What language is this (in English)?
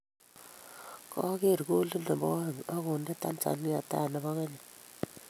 Kalenjin